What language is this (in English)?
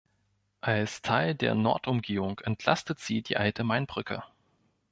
German